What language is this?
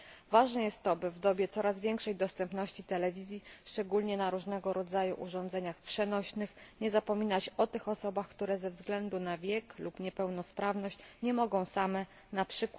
Polish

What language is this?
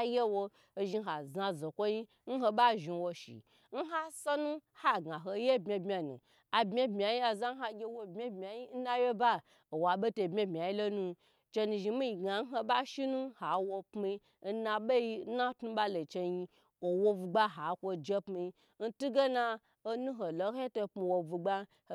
Gbagyi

